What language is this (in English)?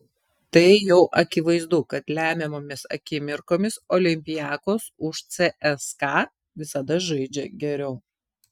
Lithuanian